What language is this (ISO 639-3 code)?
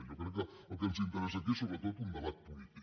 cat